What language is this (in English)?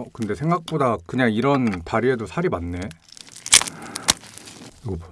Korean